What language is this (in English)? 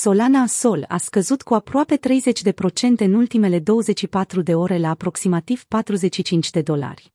Romanian